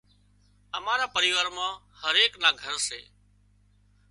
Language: Wadiyara Koli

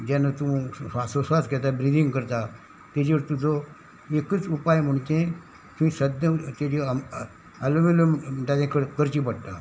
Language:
Konkani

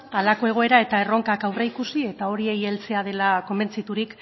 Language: Basque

